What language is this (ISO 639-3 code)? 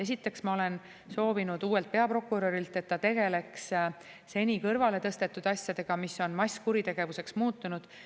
est